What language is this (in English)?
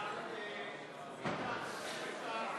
Hebrew